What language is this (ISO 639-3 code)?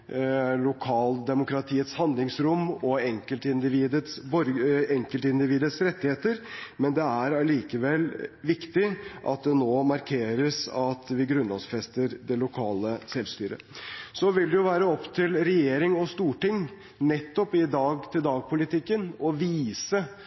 nob